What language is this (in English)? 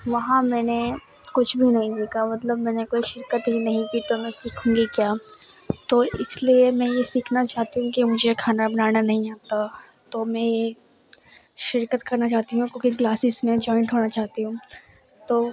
Urdu